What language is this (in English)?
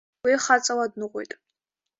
Abkhazian